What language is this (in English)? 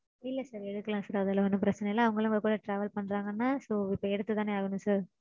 Tamil